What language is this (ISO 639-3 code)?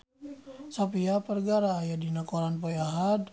sun